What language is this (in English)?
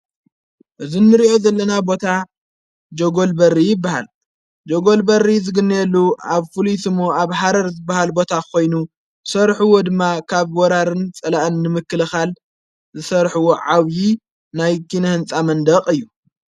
Tigrinya